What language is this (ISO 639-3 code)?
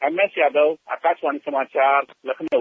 hin